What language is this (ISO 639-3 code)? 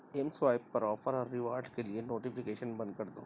urd